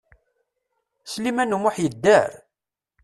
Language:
Kabyle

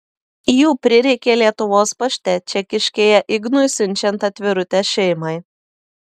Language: Lithuanian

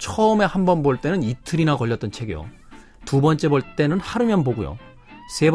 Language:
Korean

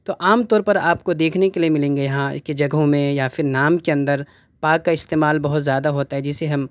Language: Urdu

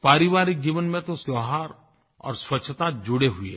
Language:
Hindi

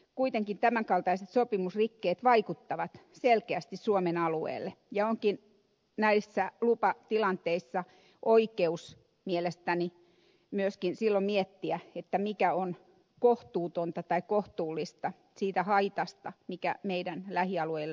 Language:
Finnish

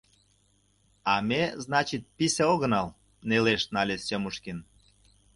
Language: Mari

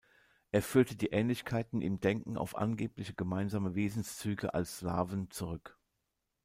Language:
German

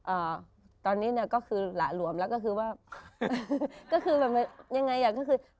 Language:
Thai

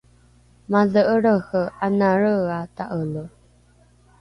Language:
Rukai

